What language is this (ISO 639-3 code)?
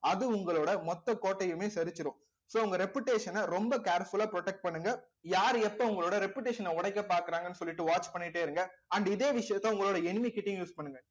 tam